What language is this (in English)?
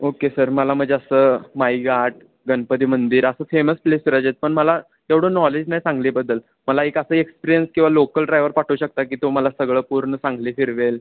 Marathi